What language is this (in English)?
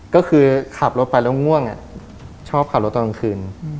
Thai